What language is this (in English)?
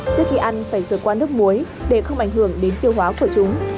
Vietnamese